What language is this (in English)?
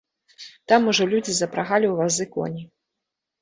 Belarusian